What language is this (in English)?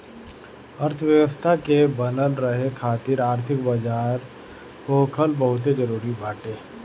Bhojpuri